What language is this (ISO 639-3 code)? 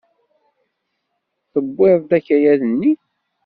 kab